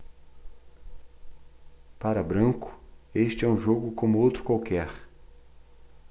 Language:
Portuguese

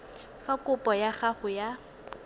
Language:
Tswana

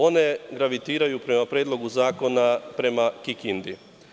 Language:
Serbian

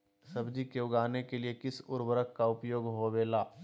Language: Magahi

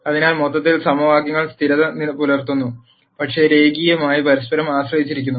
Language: Malayalam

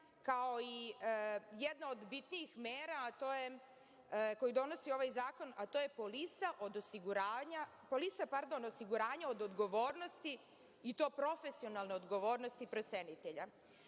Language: Serbian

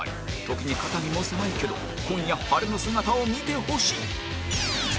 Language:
Japanese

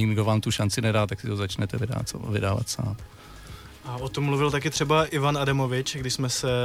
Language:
Czech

